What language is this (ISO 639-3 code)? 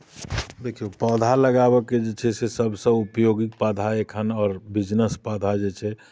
mai